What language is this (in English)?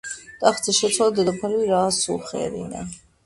Georgian